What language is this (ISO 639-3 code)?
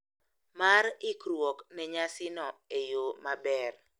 luo